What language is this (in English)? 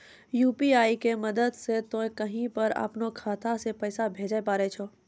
Maithili